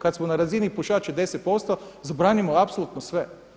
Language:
Croatian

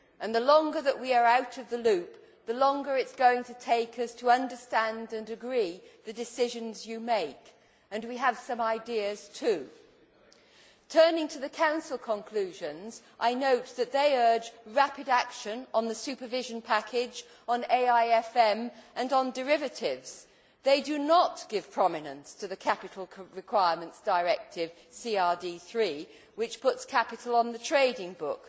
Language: English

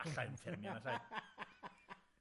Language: Welsh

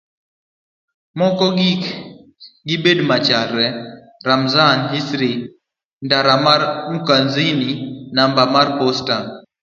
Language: Luo (Kenya and Tanzania)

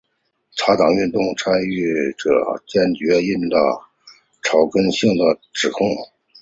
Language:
Chinese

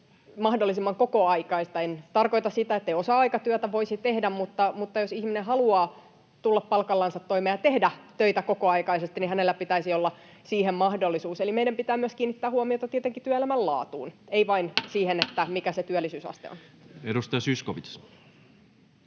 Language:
Finnish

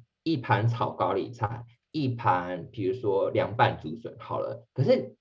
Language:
Chinese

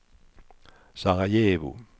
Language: Swedish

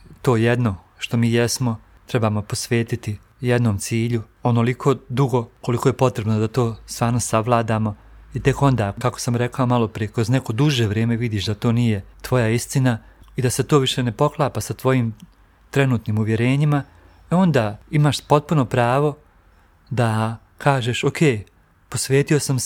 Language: Croatian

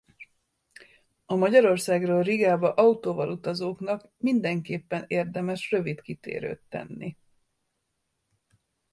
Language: Hungarian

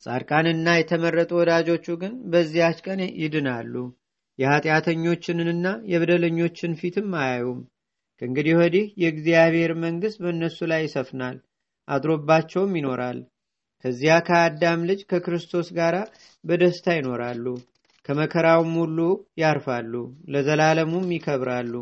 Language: Amharic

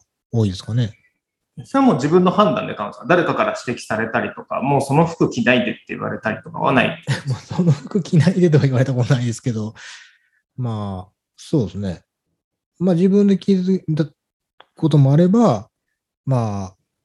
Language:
Japanese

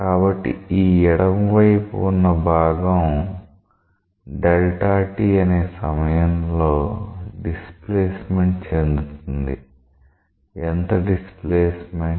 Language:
Telugu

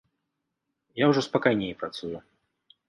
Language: Belarusian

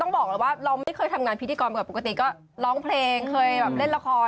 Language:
Thai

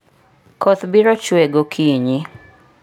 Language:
Luo (Kenya and Tanzania)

